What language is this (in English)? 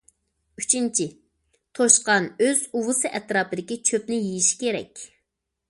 Uyghur